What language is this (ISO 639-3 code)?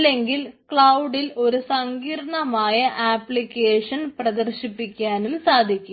mal